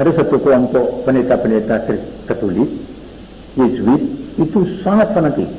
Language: Indonesian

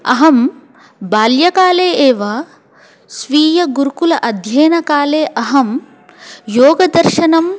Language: Sanskrit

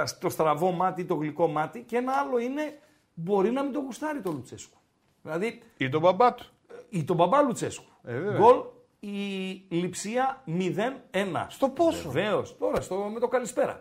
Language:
Greek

